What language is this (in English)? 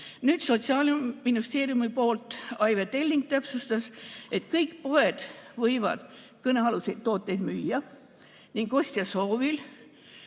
Estonian